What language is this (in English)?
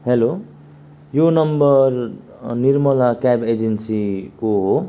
Nepali